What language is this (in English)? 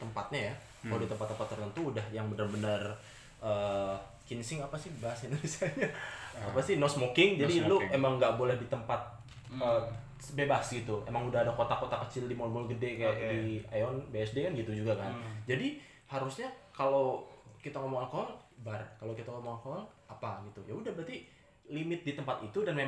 Indonesian